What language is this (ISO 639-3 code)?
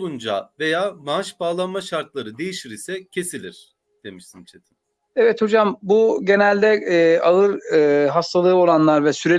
tur